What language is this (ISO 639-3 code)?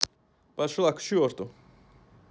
rus